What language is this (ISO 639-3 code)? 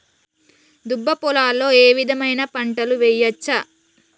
tel